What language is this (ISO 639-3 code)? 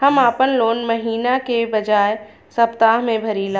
bho